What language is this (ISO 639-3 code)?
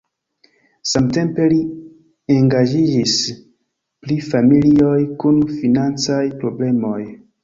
epo